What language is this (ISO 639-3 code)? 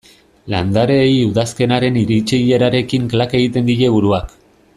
eus